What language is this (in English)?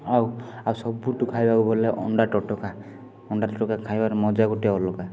Odia